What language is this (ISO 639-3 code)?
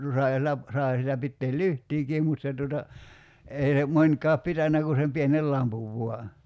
fin